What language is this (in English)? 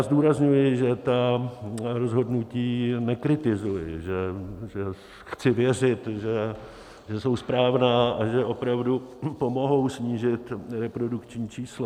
Czech